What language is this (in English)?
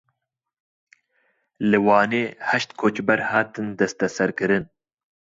Kurdish